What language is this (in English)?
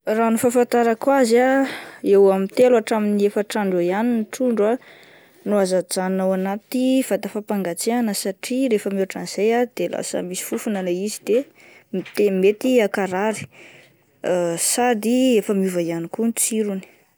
Malagasy